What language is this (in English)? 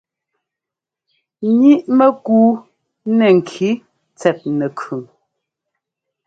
Ngomba